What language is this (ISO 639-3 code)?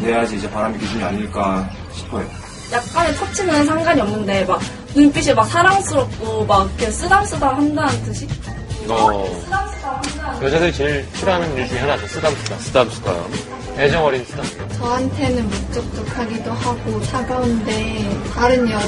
kor